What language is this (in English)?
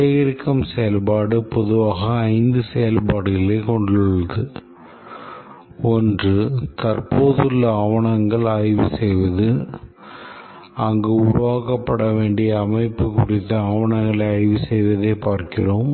Tamil